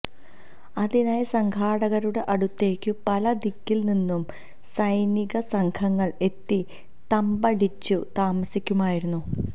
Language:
Malayalam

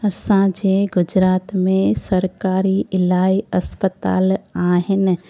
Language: Sindhi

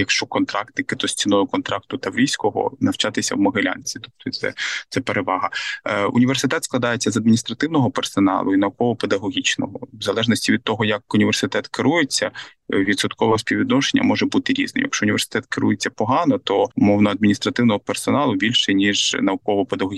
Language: Ukrainian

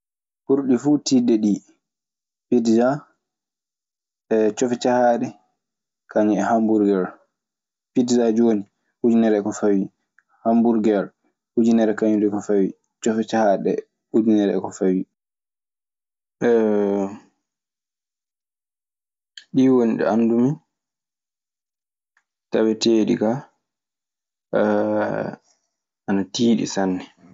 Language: Maasina Fulfulde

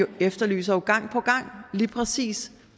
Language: Danish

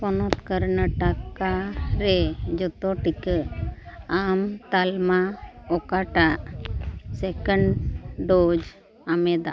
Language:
Santali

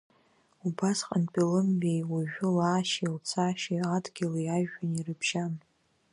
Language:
Abkhazian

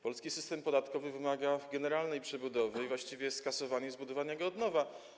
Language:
Polish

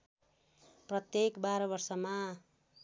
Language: Nepali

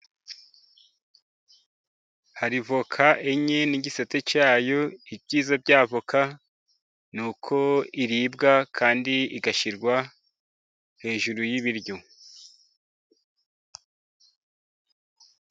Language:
Kinyarwanda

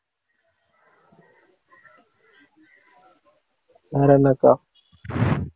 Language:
Tamil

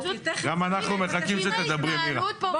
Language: Hebrew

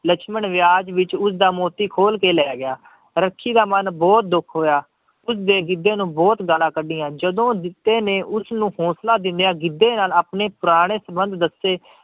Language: Punjabi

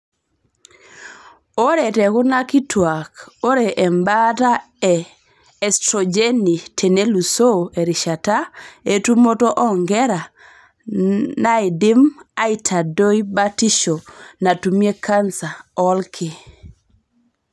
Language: Masai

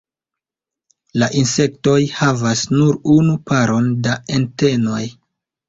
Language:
Esperanto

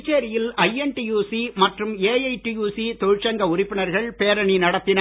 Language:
Tamil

